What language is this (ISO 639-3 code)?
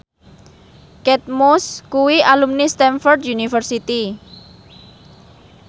jav